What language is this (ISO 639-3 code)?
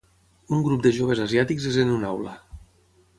cat